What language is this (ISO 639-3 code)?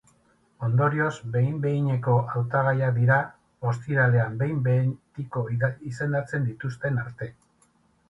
eus